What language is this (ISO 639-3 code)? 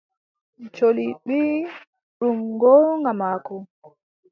fub